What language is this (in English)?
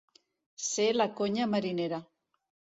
Catalan